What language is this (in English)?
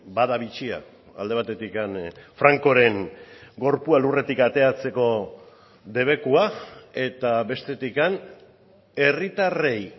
Basque